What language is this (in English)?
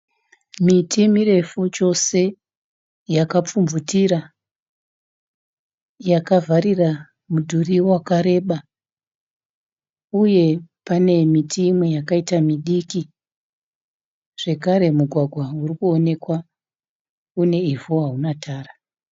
Shona